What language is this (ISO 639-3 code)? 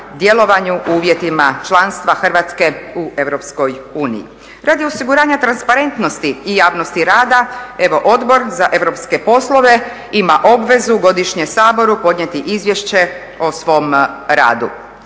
hrv